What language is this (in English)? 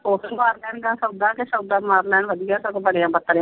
Punjabi